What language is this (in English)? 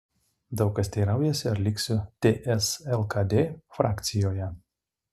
Lithuanian